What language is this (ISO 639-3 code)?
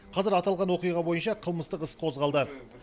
kaz